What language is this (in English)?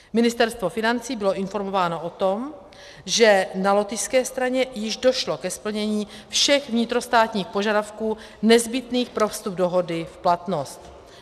Czech